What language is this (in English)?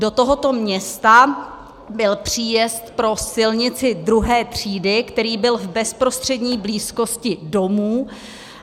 Czech